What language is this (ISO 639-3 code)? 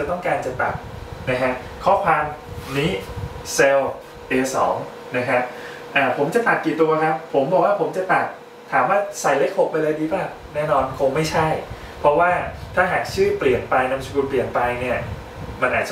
tha